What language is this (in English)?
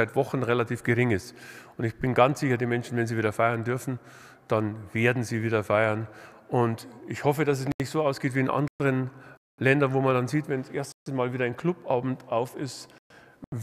German